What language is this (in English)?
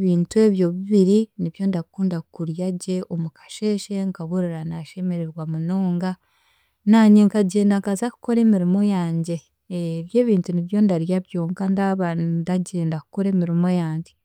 Chiga